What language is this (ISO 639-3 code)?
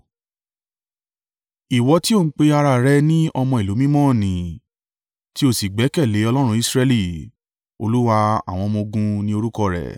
yor